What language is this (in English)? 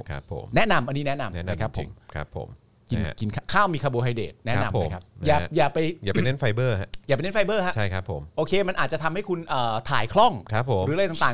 Thai